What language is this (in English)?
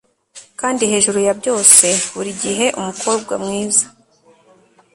Kinyarwanda